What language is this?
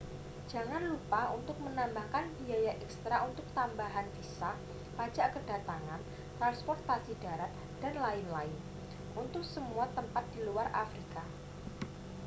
Indonesian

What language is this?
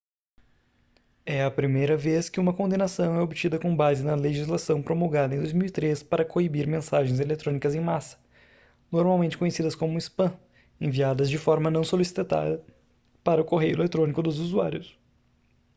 Portuguese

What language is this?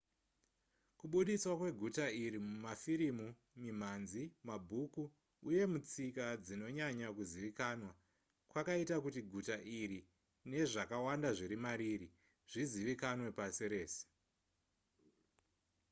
Shona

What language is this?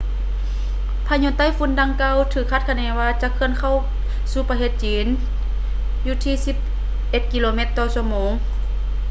Lao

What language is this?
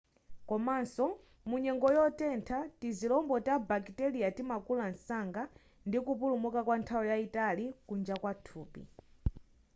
Nyanja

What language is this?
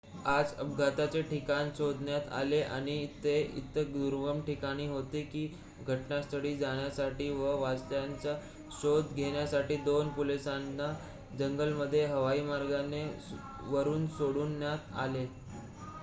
Marathi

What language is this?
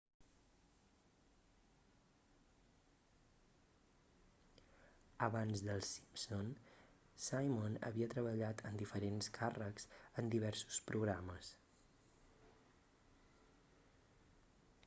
Catalan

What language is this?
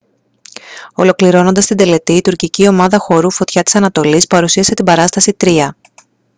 Greek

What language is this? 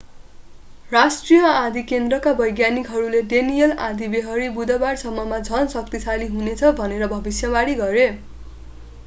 Nepali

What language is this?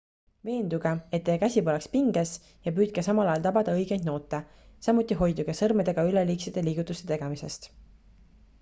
Estonian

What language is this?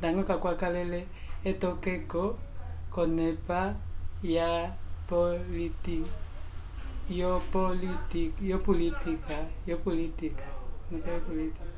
Umbundu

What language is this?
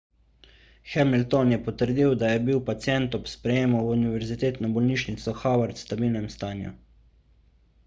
Slovenian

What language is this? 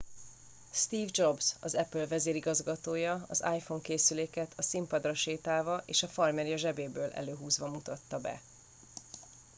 Hungarian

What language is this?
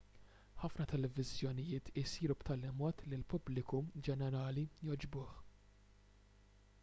Maltese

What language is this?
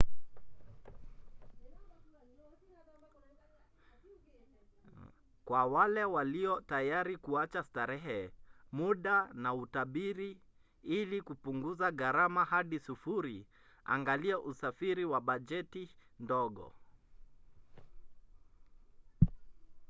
Swahili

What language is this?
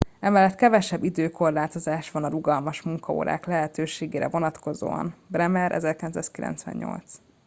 Hungarian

